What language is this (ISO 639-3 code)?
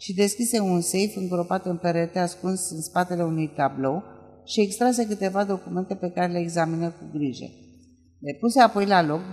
ron